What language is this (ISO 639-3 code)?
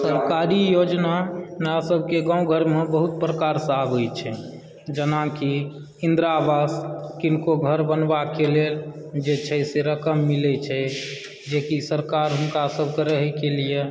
mai